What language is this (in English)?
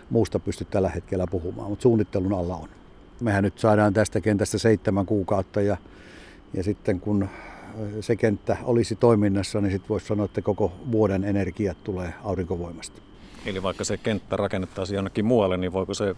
Finnish